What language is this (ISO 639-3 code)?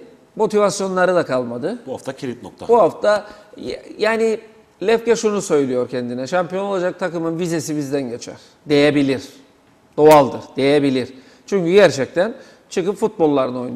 tur